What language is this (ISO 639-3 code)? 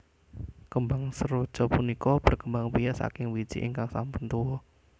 jav